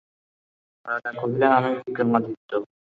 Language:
Bangla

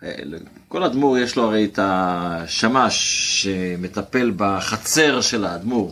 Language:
Hebrew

